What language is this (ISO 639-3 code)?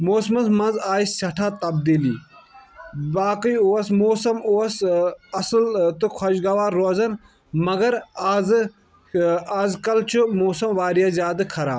kas